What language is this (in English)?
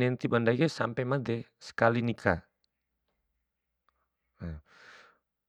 Bima